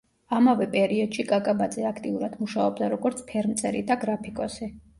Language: Georgian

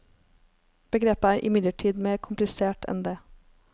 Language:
Norwegian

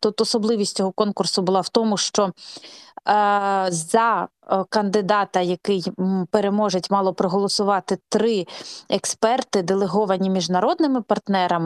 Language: Ukrainian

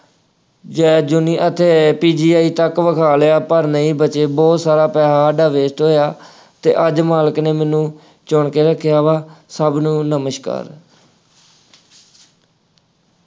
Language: Punjabi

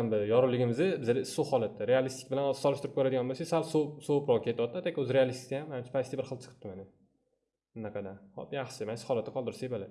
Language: Turkish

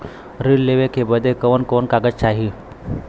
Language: Bhojpuri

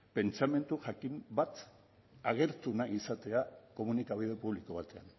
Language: Basque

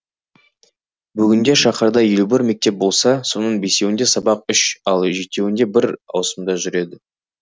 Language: Kazakh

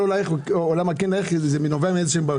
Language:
Hebrew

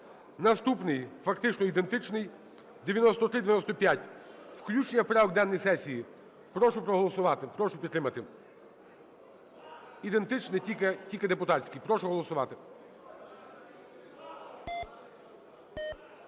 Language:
Ukrainian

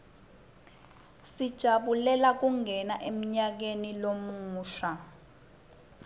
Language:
Swati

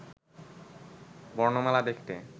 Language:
Bangla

